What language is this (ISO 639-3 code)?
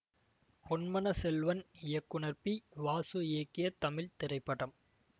tam